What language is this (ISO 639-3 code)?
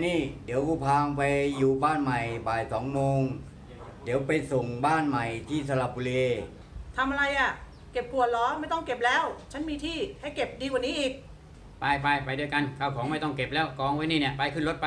tha